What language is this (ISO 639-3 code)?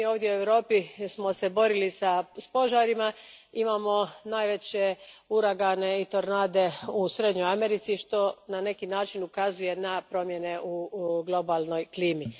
hrv